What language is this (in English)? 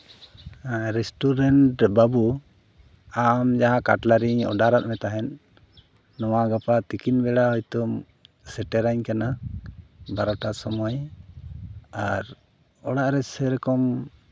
Santali